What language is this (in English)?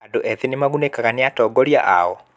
Kikuyu